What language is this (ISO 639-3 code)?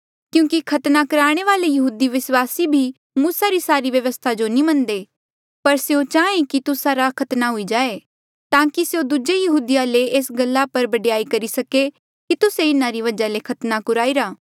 mjl